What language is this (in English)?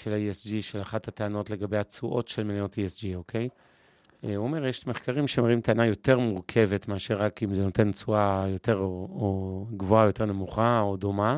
Hebrew